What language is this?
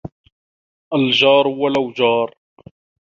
Arabic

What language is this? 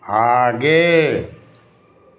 Hindi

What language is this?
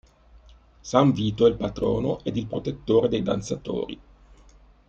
Italian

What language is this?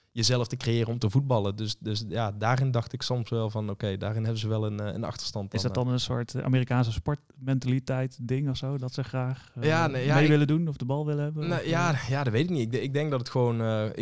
Dutch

